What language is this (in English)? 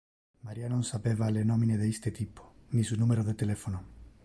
Interlingua